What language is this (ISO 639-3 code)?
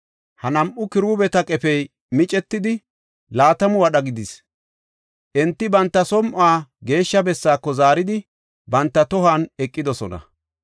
gof